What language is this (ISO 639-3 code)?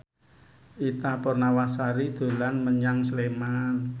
jav